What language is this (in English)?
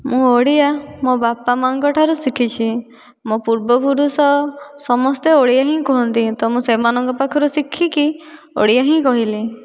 Odia